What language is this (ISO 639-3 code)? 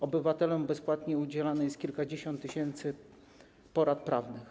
pol